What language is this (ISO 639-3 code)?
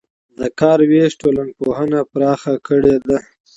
pus